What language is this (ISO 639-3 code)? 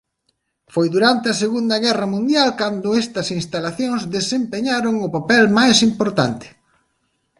glg